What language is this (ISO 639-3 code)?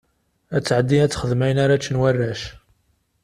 kab